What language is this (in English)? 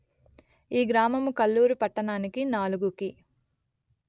Telugu